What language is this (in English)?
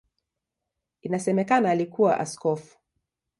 Swahili